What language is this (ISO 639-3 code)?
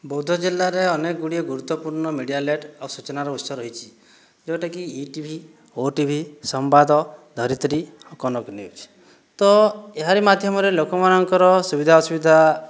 ori